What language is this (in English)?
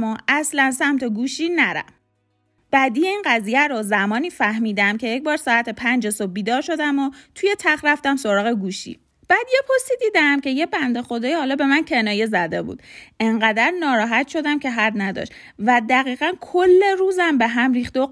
Persian